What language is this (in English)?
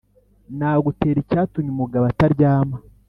Kinyarwanda